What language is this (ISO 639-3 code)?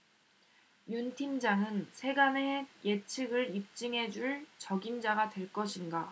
kor